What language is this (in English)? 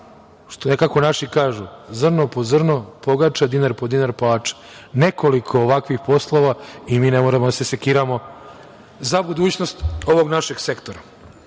Serbian